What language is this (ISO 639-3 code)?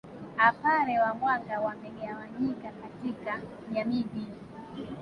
swa